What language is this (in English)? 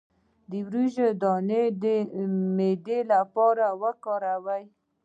Pashto